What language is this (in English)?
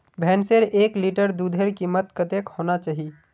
Magahi